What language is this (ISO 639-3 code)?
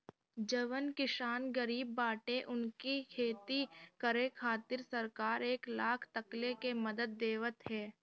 bho